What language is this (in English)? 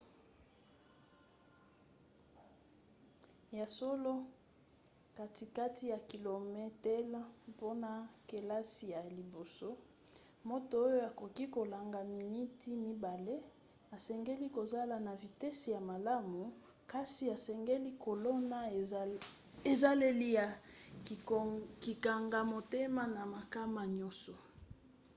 Lingala